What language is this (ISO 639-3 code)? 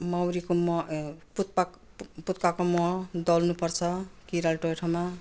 nep